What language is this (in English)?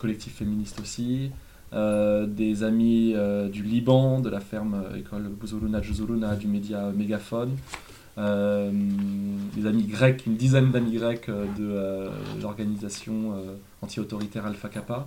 French